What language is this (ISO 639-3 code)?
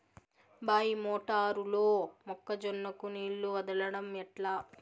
tel